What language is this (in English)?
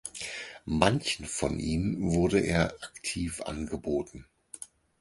German